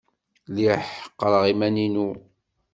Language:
Kabyle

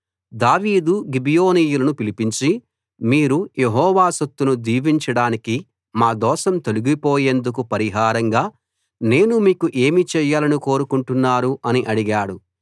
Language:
Telugu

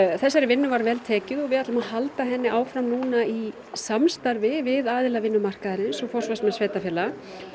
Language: Icelandic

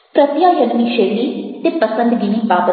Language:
Gujarati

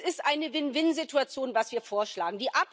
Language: German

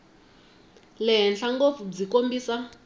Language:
Tsonga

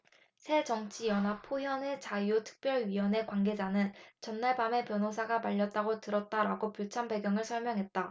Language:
Korean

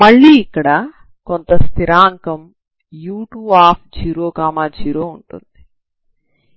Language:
Telugu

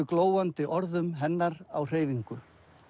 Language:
Icelandic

